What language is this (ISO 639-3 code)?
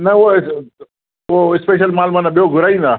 snd